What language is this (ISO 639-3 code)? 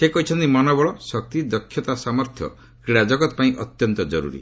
ori